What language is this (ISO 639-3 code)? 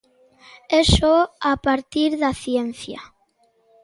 glg